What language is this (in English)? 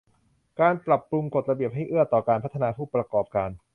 Thai